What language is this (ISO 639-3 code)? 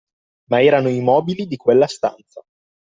ita